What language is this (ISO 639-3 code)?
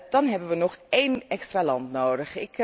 nld